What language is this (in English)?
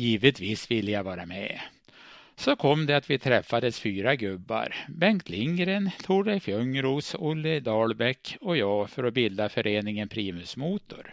Swedish